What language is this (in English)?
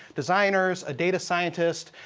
English